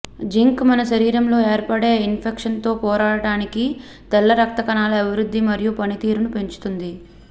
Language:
Telugu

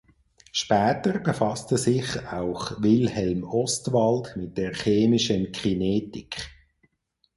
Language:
German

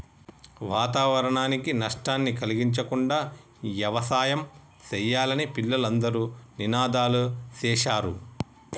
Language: Telugu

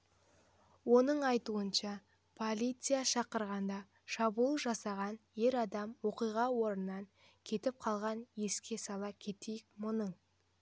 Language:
Kazakh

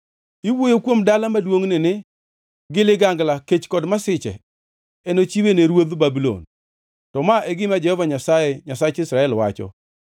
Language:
Luo (Kenya and Tanzania)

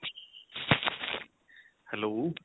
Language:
Punjabi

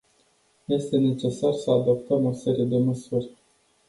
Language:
Romanian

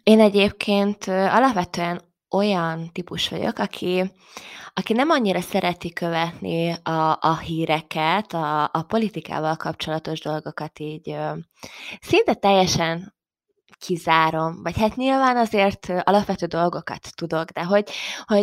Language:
Hungarian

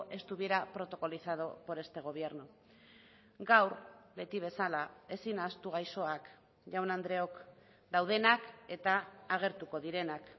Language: Basque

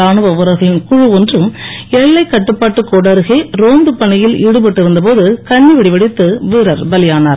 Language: Tamil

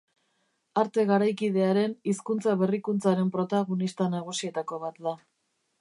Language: Basque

